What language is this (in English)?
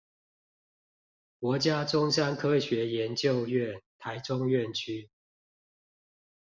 Chinese